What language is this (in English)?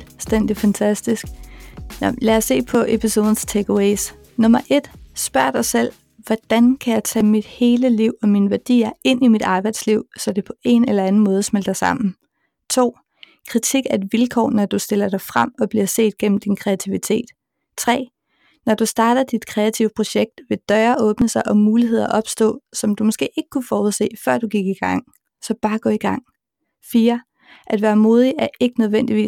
Danish